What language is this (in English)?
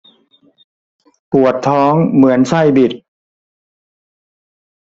Thai